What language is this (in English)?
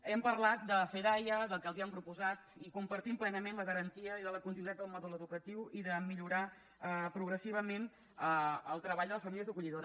Catalan